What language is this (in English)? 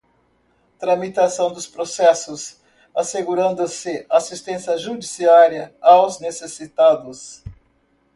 Portuguese